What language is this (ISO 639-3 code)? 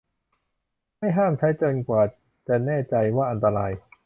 tha